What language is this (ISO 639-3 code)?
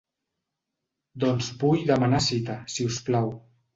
cat